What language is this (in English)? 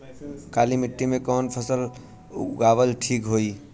Bhojpuri